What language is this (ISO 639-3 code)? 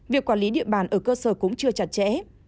vie